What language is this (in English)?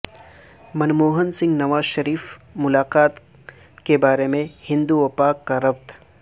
Urdu